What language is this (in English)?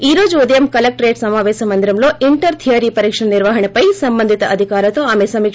Telugu